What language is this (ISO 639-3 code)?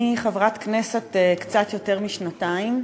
heb